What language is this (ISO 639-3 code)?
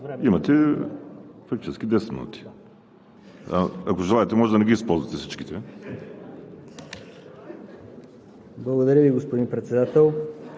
bul